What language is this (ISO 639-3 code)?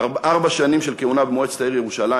heb